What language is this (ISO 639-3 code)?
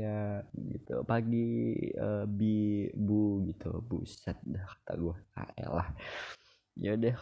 ind